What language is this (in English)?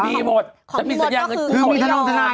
Thai